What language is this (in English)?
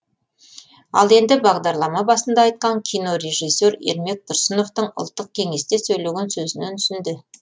Kazakh